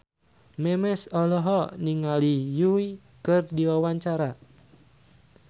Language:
Sundanese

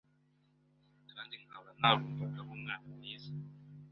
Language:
Kinyarwanda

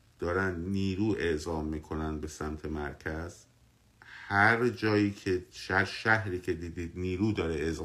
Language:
Persian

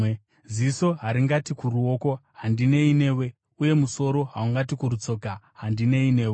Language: Shona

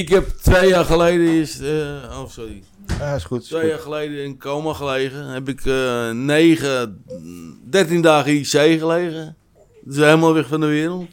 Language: Dutch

